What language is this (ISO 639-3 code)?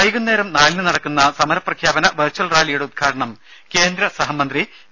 mal